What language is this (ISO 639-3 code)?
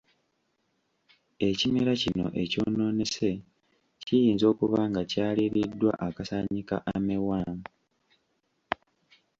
lug